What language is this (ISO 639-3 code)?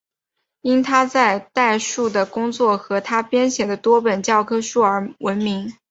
zho